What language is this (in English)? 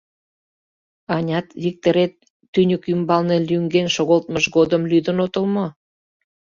Mari